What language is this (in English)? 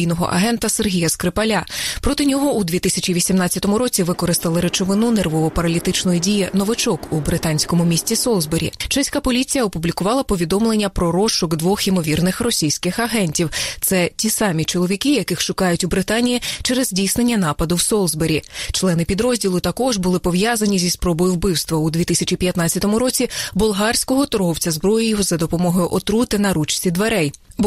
Ukrainian